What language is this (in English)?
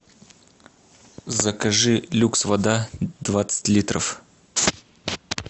Russian